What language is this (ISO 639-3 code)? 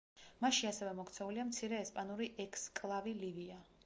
kat